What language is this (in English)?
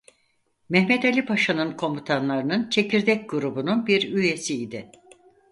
Turkish